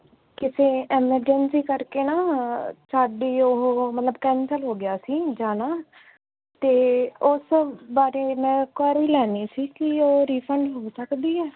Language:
Punjabi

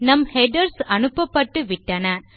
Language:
Tamil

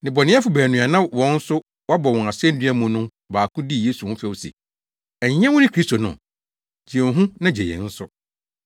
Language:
Akan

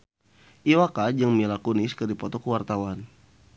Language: Sundanese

